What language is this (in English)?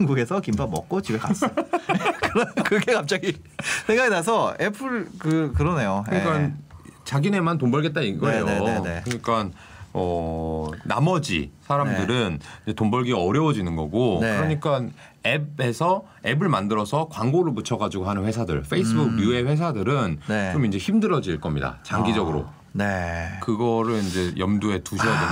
Korean